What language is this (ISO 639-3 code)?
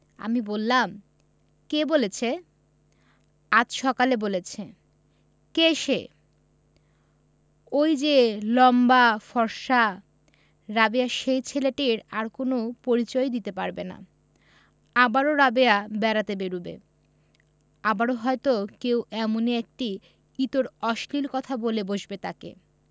ben